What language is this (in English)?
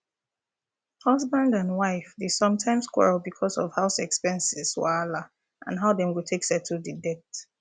Nigerian Pidgin